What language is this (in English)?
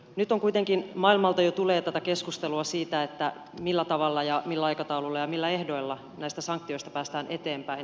Finnish